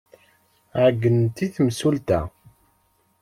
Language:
Kabyle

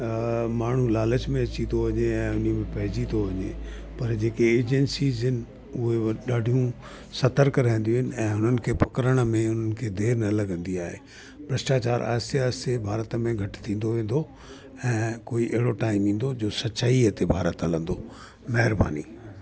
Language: Sindhi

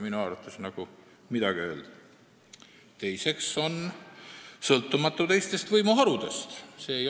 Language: Estonian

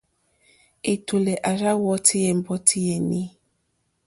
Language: Mokpwe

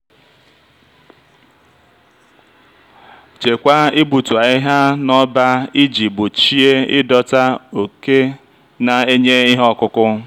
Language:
Igbo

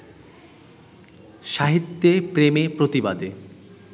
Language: Bangla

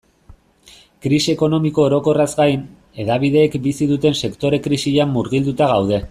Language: Basque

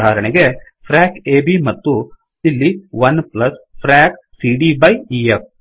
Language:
Kannada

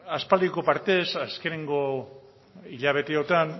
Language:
Basque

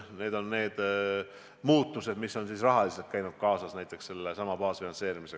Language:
Estonian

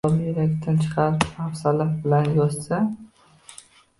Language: Uzbek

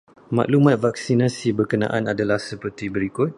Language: Malay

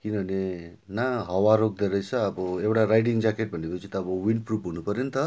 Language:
Nepali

